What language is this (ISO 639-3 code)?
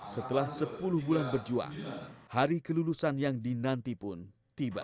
ind